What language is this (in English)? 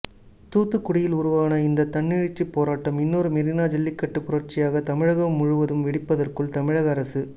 Tamil